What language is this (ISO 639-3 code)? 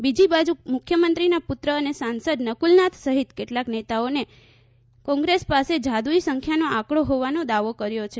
guj